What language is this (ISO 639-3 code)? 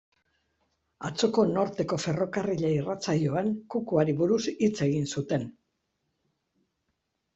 eus